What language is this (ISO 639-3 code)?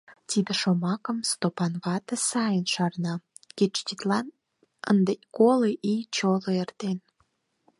chm